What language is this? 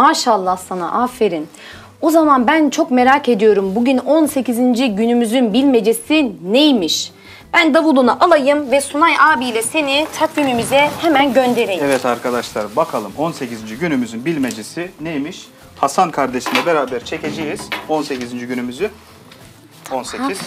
Turkish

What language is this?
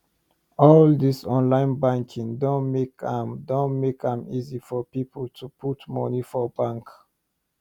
Nigerian Pidgin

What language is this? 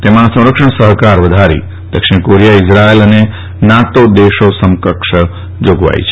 Gujarati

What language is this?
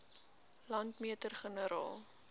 Afrikaans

